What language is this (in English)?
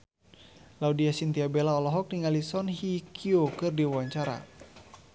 Sundanese